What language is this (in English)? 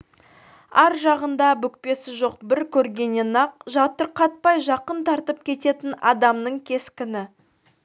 Kazakh